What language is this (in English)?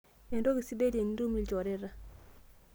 Masai